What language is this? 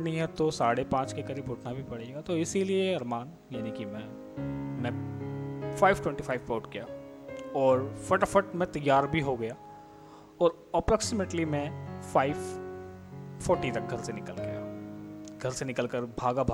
Hindi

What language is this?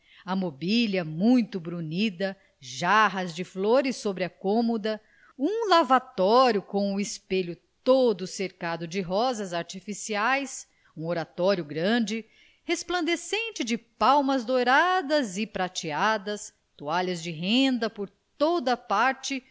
Portuguese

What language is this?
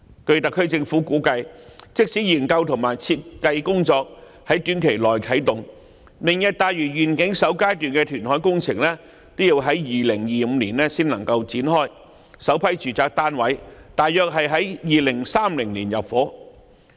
Cantonese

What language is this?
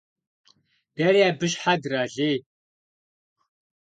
Kabardian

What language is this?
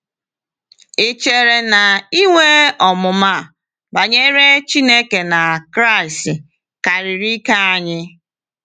Igbo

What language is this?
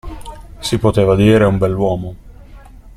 Italian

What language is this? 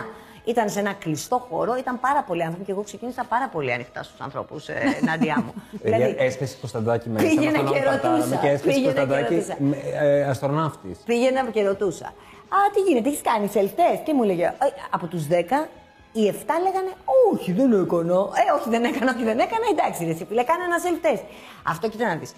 Greek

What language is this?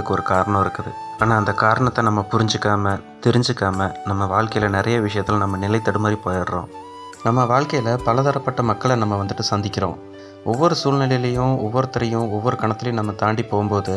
Tamil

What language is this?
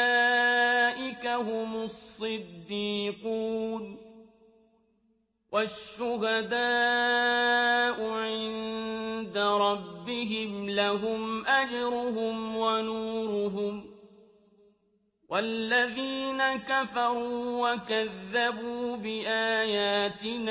Arabic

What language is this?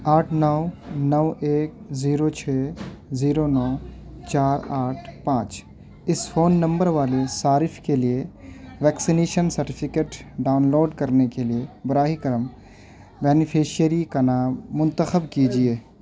Urdu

